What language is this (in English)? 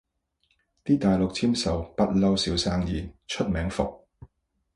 Cantonese